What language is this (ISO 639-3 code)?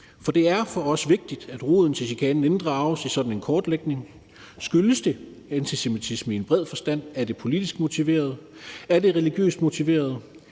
dan